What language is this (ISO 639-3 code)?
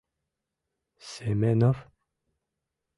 chm